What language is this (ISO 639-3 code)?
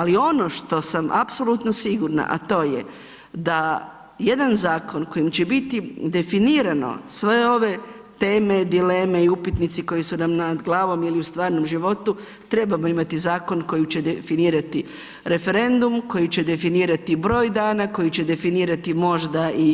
hrv